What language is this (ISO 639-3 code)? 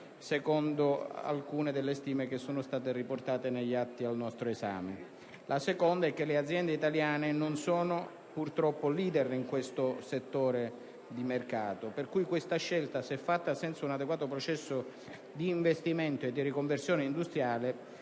ita